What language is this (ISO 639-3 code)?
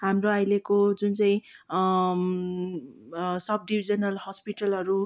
nep